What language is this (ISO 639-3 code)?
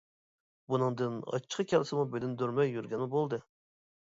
uig